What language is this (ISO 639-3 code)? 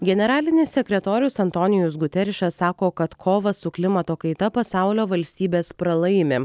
lit